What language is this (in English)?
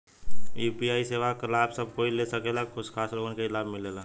Bhojpuri